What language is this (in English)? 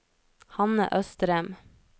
Norwegian